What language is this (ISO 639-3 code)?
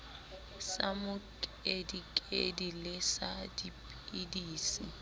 sot